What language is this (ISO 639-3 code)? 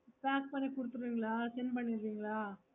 tam